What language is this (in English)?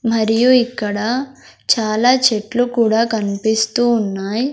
Telugu